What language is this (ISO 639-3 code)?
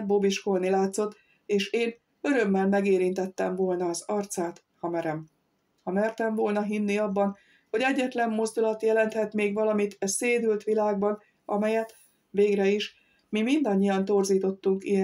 hun